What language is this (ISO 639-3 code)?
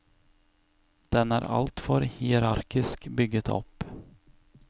nor